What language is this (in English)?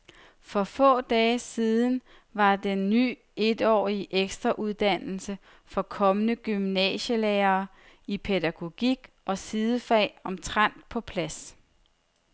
Danish